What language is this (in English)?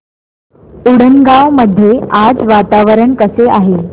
Marathi